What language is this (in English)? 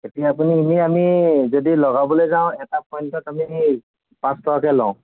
Assamese